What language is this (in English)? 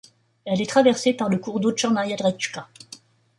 French